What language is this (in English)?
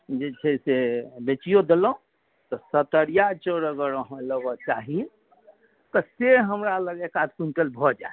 Maithili